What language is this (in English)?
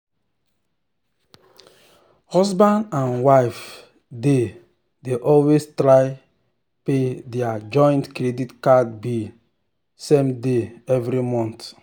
Nigerian Pidgin